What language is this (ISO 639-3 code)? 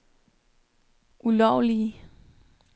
dan